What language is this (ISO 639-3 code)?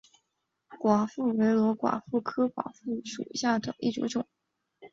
zho